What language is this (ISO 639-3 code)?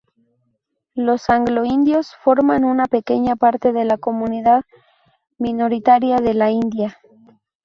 spa